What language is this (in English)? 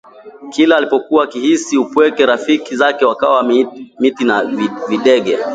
Swahili